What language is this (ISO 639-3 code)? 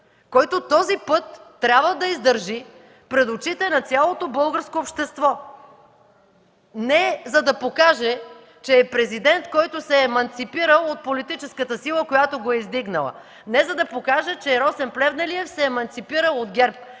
bul